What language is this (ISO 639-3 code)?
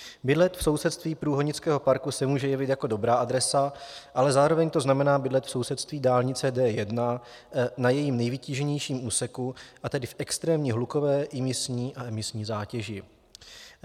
ces